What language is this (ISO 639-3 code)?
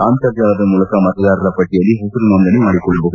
kan